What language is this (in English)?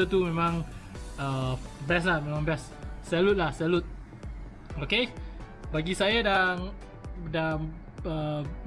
Malay